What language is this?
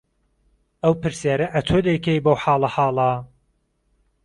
Central Kurdish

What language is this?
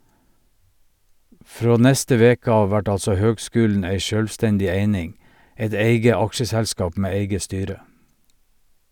Norwegian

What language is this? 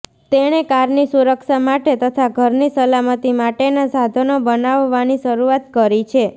Gujarati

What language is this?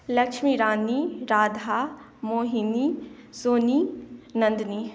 Maithili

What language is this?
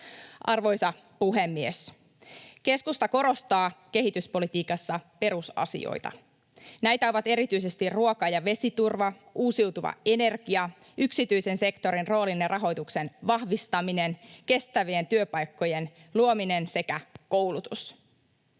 Finnish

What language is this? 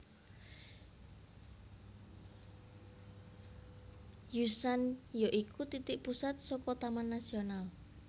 Javanese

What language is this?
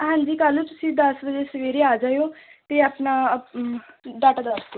Punjabi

